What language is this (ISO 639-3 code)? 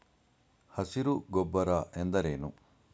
kan